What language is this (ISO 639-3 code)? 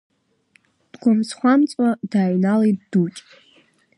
abk